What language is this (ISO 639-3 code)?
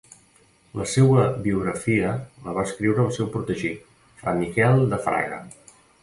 cat